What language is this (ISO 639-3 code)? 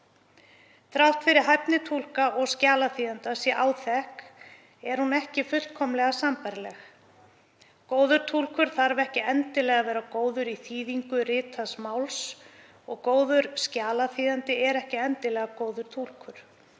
isl